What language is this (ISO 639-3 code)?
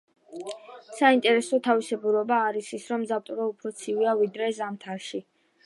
kat